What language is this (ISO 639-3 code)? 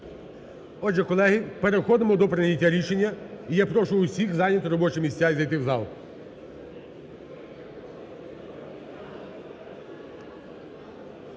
ukr